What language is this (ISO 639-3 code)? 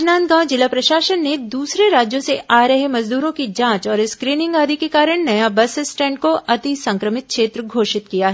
hin